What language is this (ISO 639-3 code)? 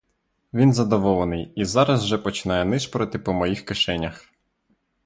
ukr